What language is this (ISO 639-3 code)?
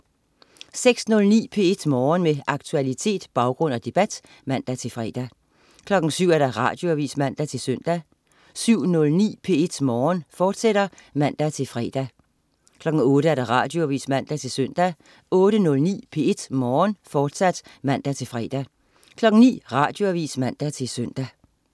dan